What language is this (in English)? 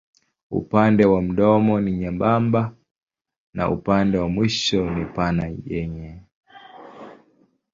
Swahili